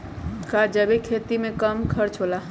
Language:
Magahi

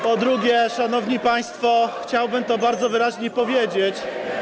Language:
Polish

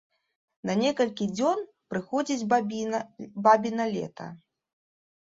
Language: Belarusian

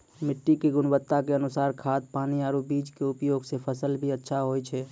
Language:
Maithili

